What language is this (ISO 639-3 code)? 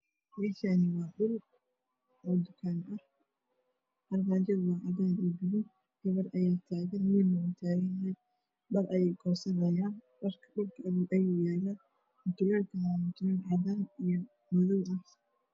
som